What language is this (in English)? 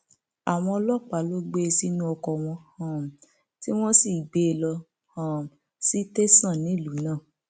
Yoruba